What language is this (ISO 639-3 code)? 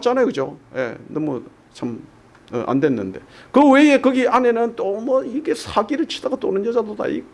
kor